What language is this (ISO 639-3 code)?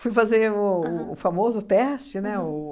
por